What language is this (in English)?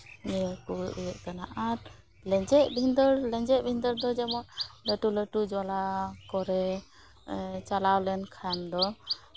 Santali